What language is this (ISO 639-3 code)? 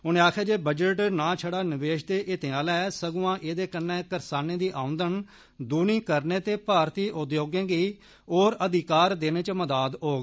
doi